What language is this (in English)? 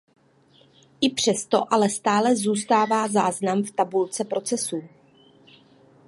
Czech